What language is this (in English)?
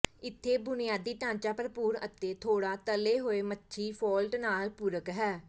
Punjabi